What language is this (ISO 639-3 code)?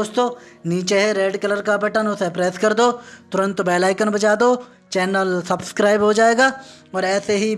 hin